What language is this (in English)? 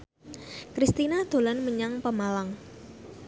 Javanese